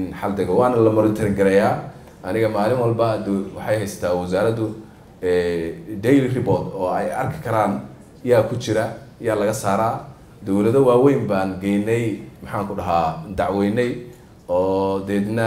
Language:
Arabic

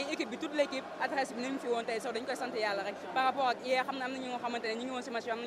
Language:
French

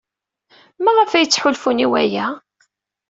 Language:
Kabyle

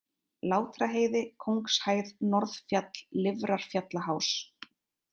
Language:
Icelandic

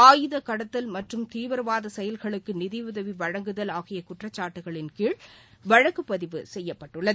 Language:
Tamil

